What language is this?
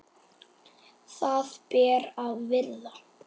Icelandic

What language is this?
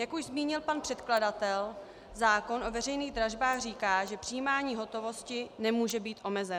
Czech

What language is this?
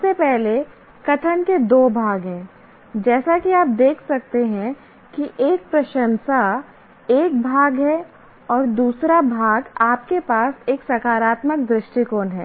Hindi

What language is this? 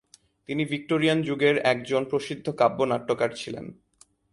Bangla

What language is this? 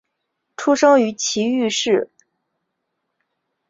Chinese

